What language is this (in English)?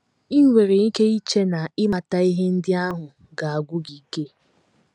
Igbo